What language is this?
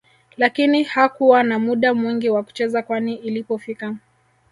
Swahili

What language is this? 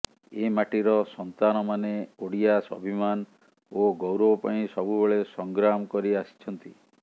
Odia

